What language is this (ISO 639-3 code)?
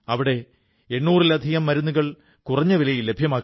mal